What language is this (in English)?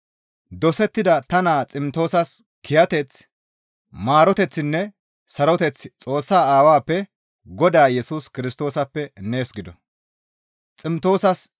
Gamo